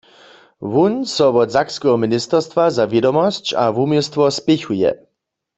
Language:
Upper Sorbian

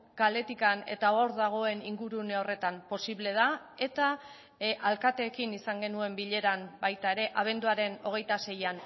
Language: Basque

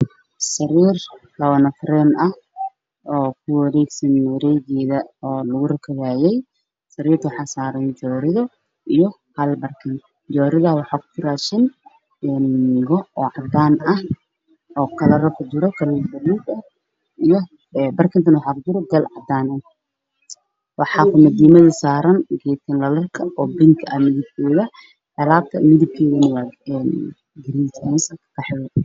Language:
Somali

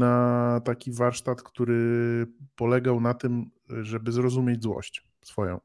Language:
Polish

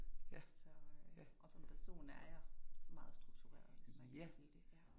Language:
Danish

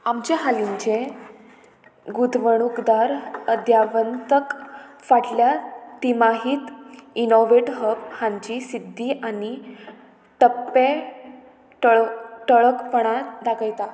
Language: Konkani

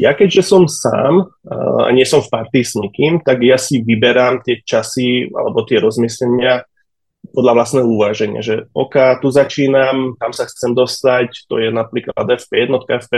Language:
Slovak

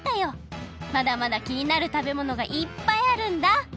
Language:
Japanese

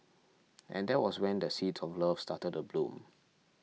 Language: English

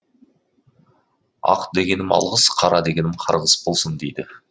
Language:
Kazakh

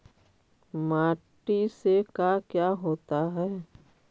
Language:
Magahi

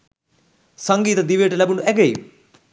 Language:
Sinhala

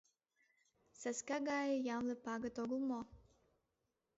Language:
Mari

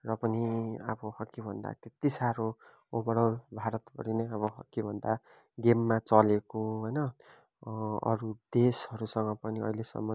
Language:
Nepali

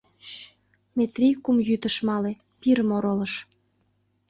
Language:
Mari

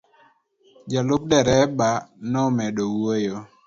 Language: Luo (Kenya and Tanzania)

